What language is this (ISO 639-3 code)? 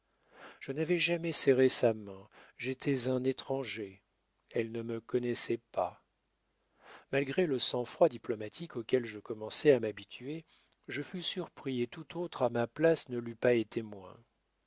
fra